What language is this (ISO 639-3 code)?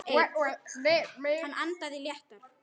isl